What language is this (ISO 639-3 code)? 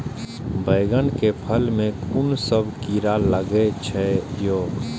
mai